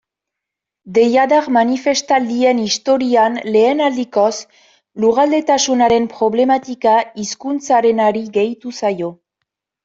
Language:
Basque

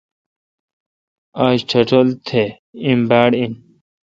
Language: Kalkoti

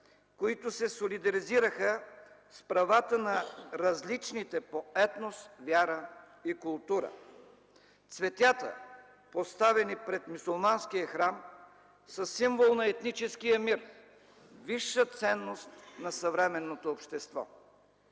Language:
Bulgarian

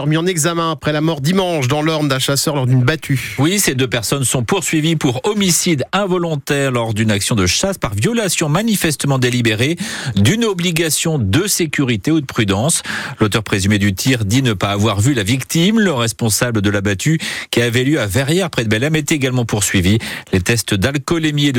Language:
French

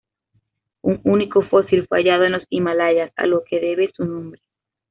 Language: Spanish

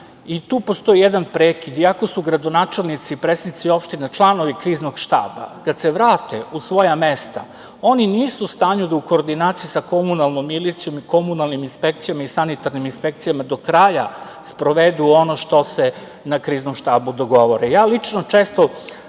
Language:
Serbian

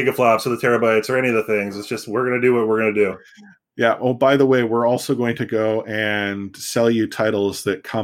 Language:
English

